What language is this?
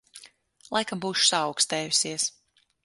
Latvian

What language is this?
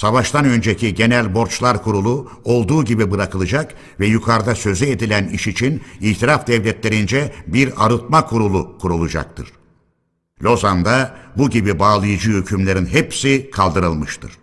Turkish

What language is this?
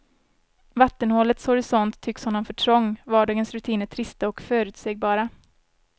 Swedish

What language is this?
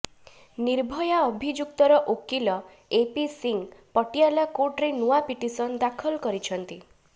Odia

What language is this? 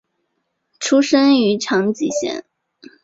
Chinese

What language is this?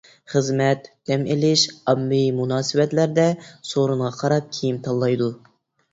Uyghur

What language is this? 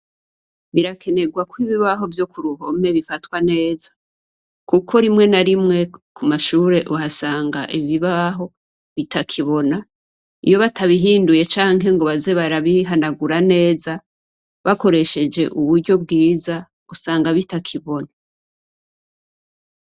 Rundi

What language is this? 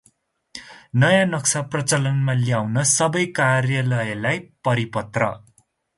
Nepali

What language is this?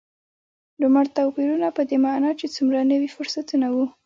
Pashto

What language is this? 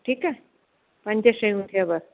Sindhi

